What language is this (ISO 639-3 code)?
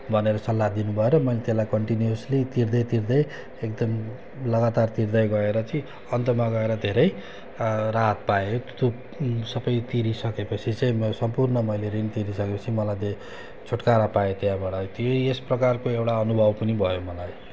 nep